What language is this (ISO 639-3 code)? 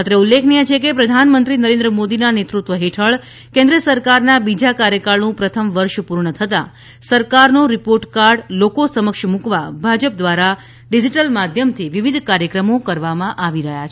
guj